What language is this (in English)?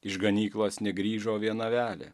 Lithuanian